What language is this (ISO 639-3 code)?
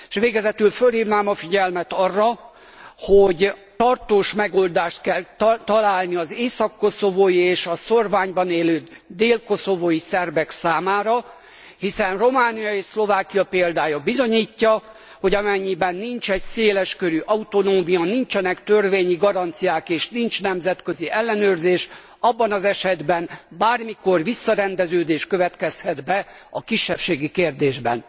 hun